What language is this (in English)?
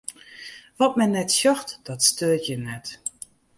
Western Frisian